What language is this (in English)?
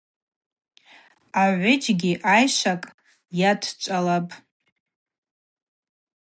Abaza